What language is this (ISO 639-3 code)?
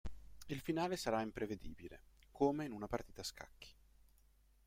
ita